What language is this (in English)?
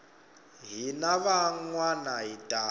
Tsonga